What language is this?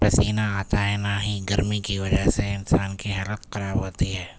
Urdu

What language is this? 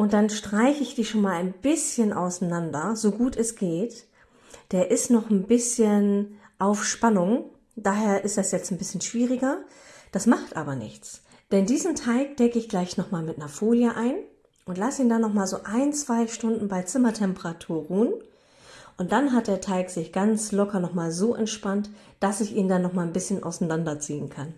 German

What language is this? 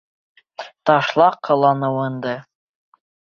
Bashkir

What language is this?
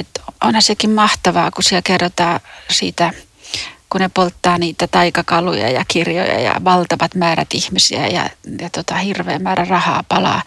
Finnish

